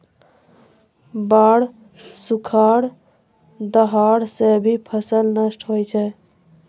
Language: Maithili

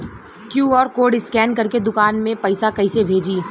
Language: Bhojpuri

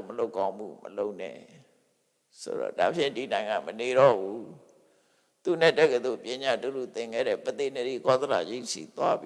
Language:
Vietnamese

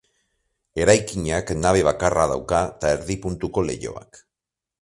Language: Basque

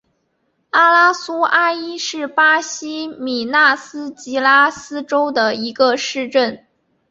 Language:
Chinese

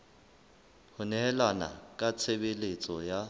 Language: Southern Sotho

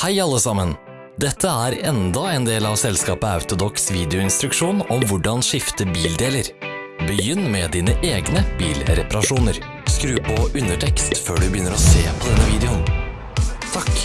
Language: Norwegian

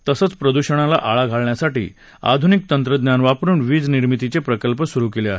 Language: Marathi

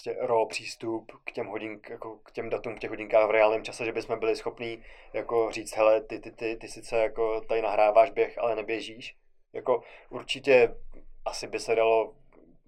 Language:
Czech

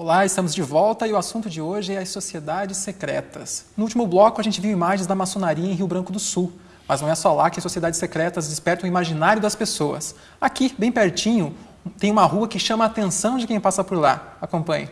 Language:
Portuguese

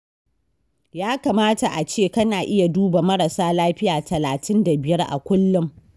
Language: Hausa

